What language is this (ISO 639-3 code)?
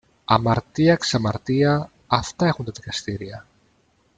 ell